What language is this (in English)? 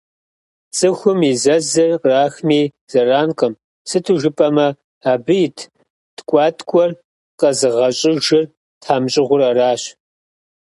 Kabardian